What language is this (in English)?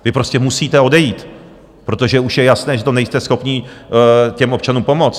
Czech